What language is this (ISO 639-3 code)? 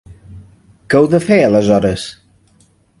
cat